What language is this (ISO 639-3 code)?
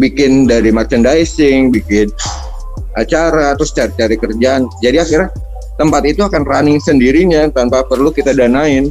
ind